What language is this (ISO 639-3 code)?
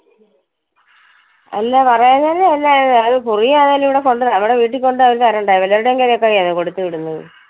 mal